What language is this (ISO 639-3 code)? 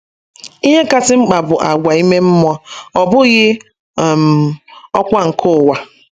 ibo